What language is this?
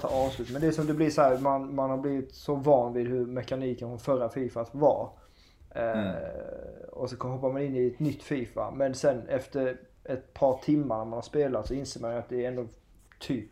Swedish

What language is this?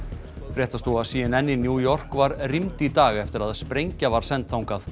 Icelandic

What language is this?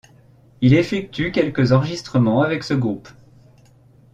French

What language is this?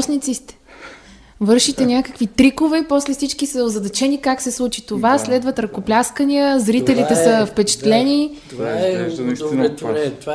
Bulgarian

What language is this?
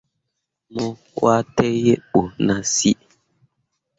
Mundang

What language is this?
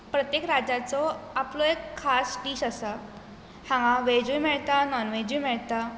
Konkani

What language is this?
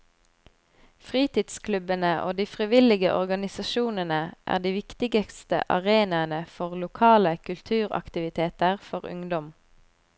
Norwegian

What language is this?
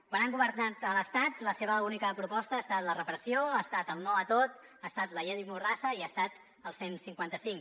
Catalan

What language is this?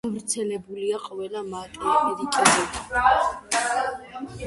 Georgian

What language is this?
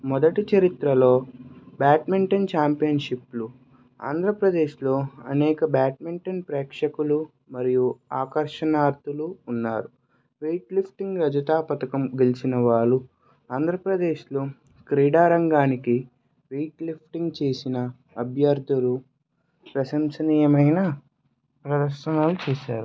Telugu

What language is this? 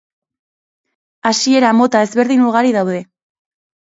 Basque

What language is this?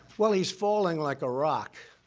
English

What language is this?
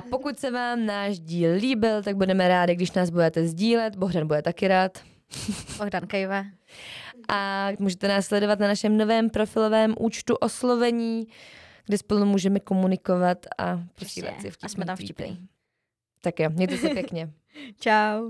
Czech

